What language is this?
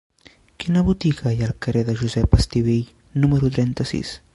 Catalan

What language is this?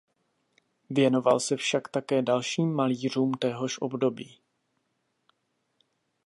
Czech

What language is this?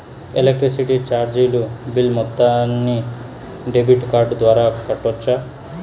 Telugu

